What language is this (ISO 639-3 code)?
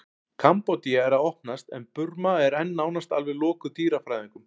isl